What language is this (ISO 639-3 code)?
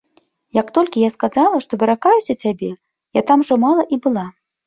bel